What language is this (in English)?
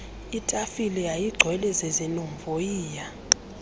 Xhosa